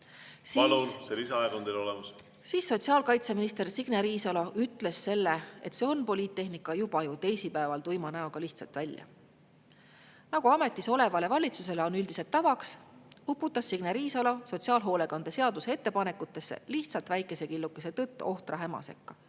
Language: Estonian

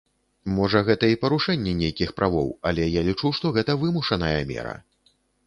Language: Belarusian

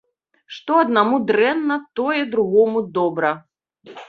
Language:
Belarusian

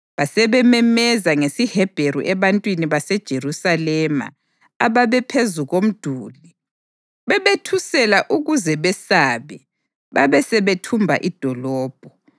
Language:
North Ndebele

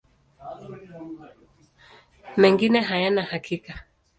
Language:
Swahili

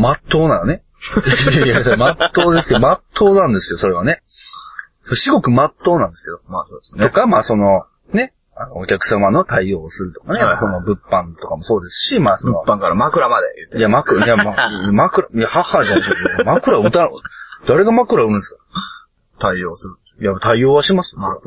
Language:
Japanese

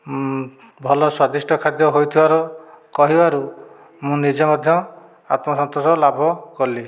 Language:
Odia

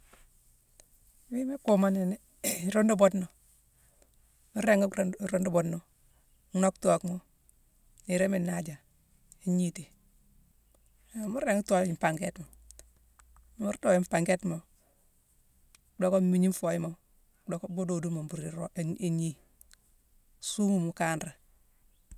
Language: Mansoanka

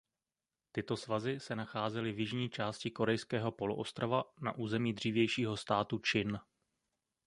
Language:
Czech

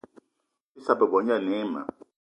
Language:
Eton (Cameroon)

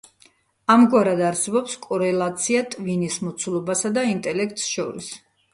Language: Georgian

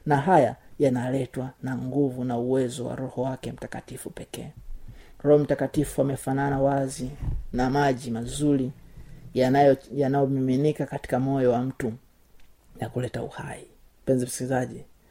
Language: Swahili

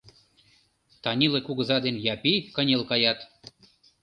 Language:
Mari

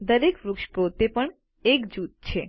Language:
Gujarati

